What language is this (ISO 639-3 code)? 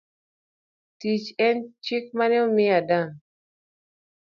luo